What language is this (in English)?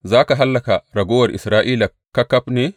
Hausa